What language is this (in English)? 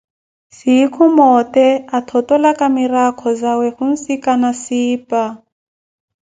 Koti